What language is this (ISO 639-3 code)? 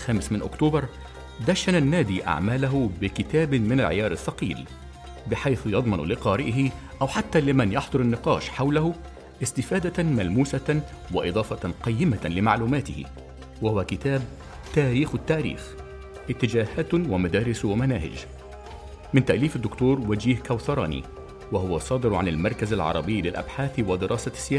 ara